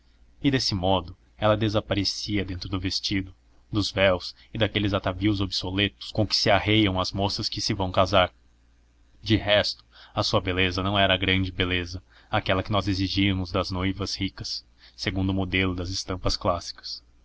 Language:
Portuguese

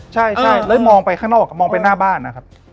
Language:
Thai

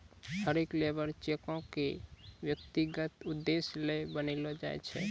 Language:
Maithili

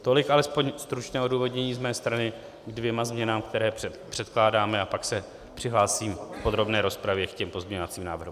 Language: Czech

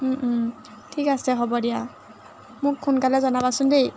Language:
Assamese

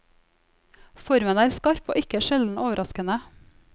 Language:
Norwegian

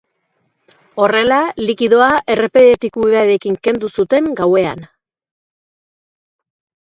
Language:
Basque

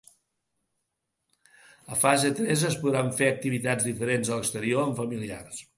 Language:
Catalan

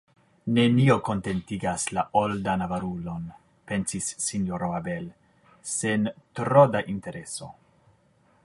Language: Esperanto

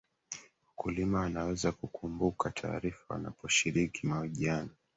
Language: Swahili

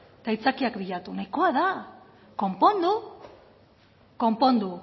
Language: Basque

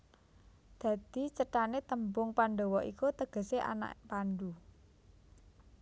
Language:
Javanese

